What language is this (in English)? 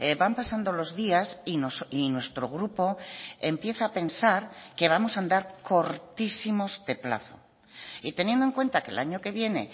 Spanish